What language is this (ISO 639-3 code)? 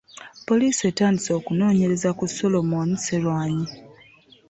lug